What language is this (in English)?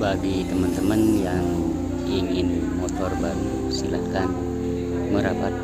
Indonesian